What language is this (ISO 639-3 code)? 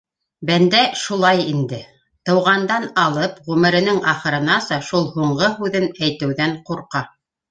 bak